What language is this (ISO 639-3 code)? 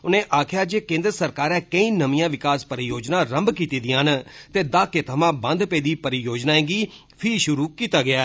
doi